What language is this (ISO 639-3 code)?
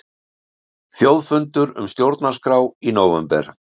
isl